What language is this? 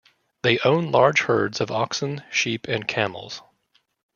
English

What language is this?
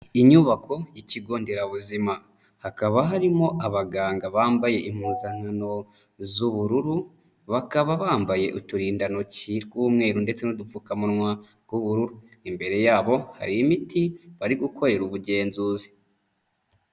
Kinyarwanda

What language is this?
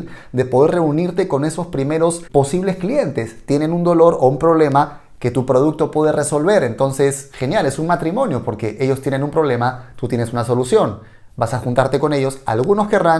Spanish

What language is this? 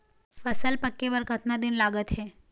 Chhattisgarhi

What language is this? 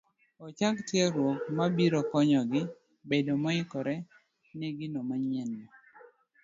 Luo (Kenya and Tanzania)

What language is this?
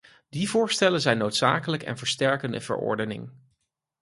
Dutch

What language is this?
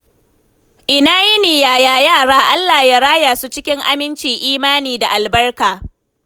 Hausa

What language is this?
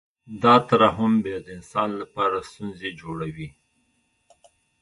Pashto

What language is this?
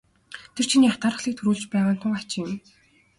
Mongolian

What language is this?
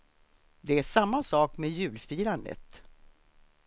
Swedish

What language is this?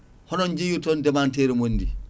Fula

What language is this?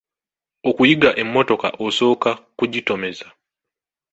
Ganda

